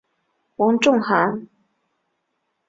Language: Chinese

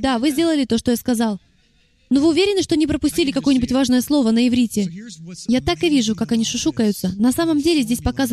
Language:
Russian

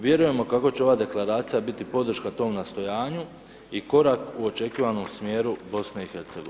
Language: Croatian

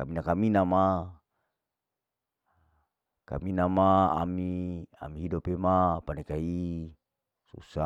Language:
Larike-Wakasihu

